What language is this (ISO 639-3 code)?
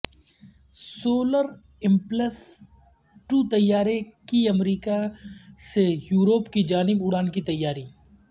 urd